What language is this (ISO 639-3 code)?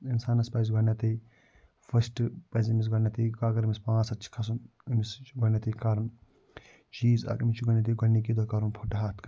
kas